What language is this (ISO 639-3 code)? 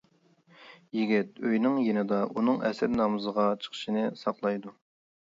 uig